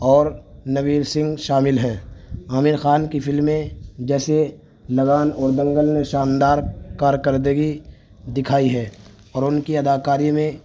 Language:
Urdu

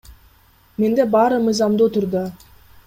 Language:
Kyrgyz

